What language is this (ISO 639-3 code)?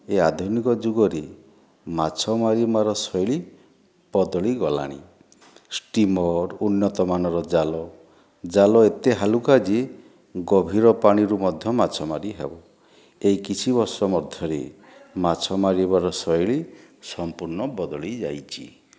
ori